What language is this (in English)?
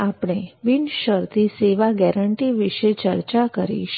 Gujarati